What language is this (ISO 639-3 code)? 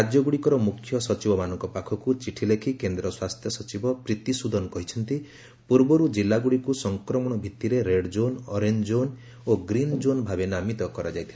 ori